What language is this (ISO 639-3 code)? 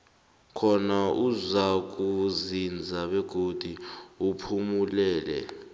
nbl